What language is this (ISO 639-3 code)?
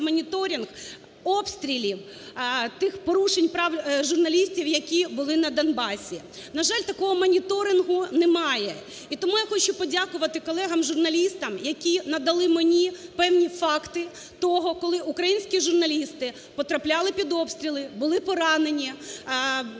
ukr